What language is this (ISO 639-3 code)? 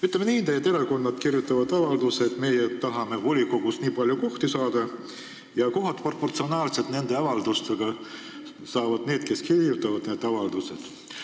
est